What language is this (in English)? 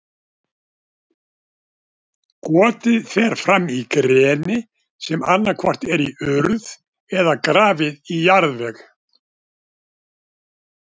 Icelandic